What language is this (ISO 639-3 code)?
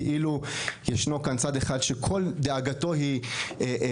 heb